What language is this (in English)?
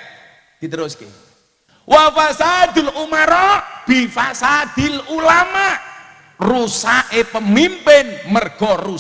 Indonesian